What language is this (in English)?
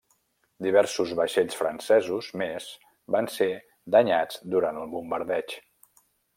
Catalan